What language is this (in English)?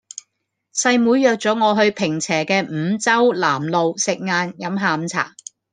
Cantonese